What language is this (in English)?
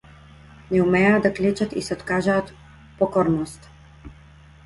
Macedonian